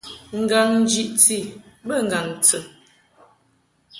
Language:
Mungaka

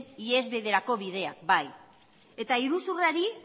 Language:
Basque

